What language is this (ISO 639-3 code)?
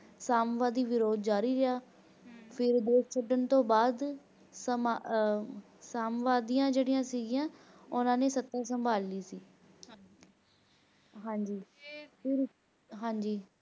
pan